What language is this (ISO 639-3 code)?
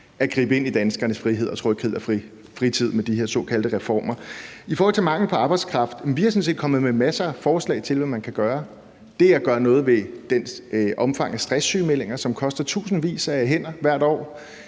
dan